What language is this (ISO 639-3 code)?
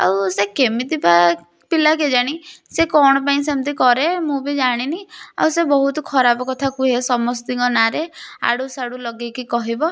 ori